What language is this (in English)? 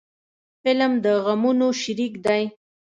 Pashto